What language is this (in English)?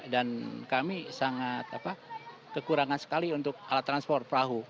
Indonesian